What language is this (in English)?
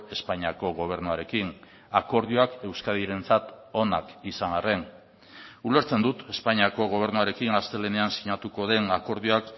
Basque